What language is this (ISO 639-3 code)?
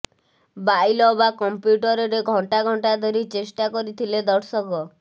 ori